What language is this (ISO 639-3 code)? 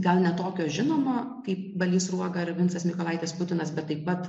lit